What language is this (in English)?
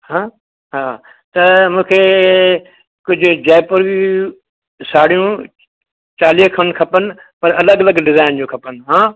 Sindhi